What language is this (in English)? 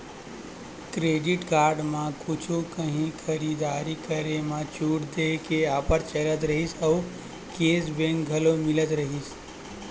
Chhattisgarhi